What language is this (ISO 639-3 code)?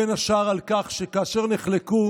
heb